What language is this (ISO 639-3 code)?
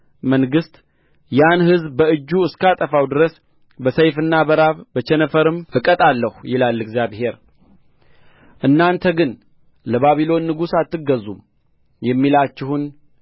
amh